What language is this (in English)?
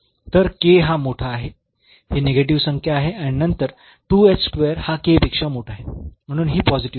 Marathi